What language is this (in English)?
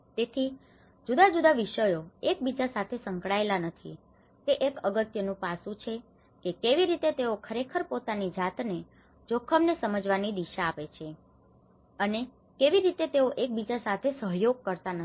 Gujarati